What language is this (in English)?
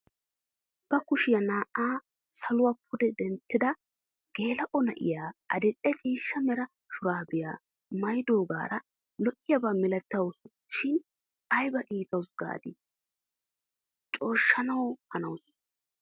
Wolaytta